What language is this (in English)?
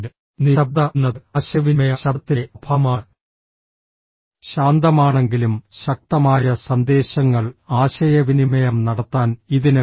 Malayalam